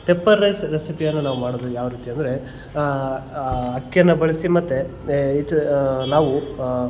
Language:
Kannada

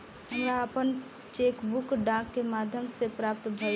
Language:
Bhojpuri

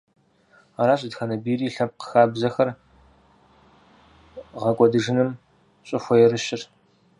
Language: Kabardian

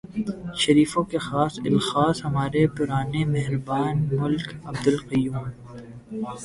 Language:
Urdu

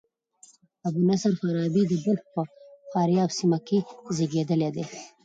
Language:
Pashto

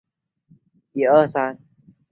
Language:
Chinese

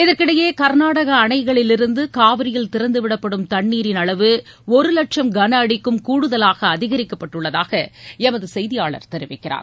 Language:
Tamil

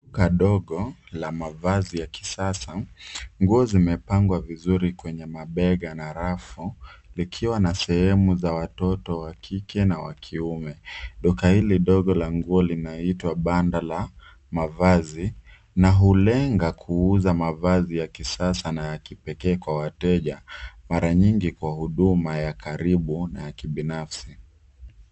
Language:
Swahili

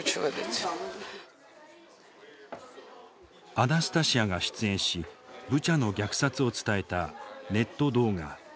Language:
Japanese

